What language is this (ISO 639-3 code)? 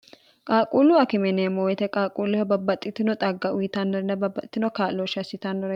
sid